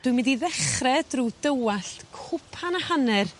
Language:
Welsh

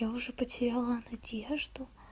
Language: Russian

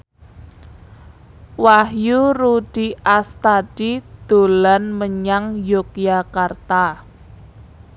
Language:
Javanese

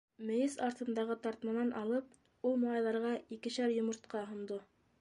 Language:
Bashkir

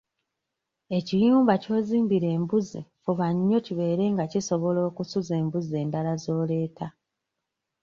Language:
Ganda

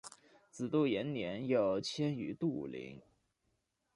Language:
Chinese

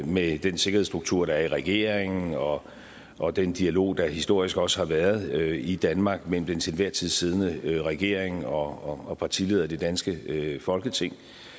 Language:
Danish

